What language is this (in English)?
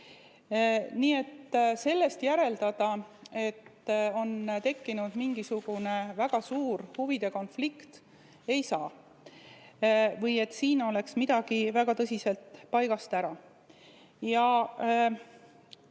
Estonian